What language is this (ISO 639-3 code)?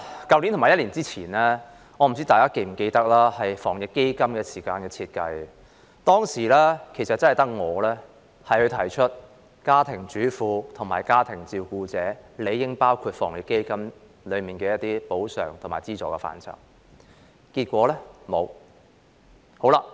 yue